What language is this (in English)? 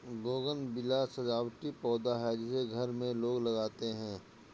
Hindi